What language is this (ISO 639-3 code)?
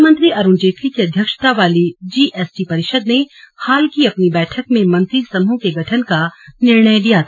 hin